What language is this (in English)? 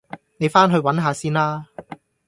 Cantonese